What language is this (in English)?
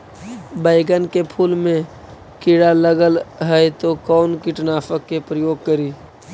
Magahi